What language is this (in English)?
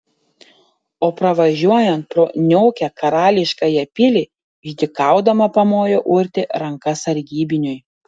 Lithuanian